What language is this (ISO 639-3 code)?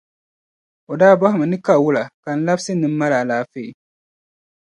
dag